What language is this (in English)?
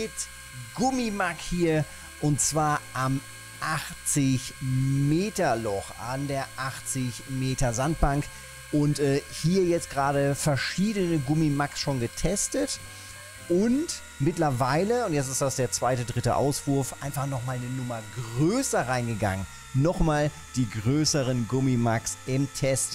German